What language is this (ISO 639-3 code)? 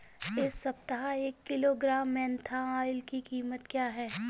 hin